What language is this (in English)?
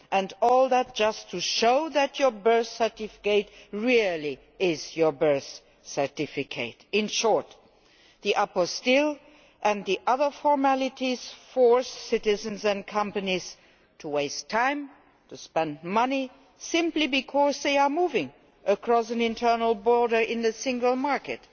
English